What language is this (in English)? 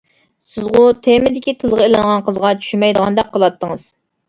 Uyghur